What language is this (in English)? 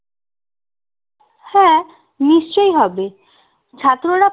Bangla